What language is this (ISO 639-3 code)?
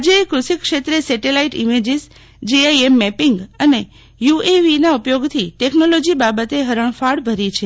guj